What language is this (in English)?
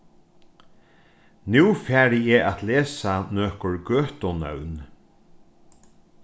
Faroese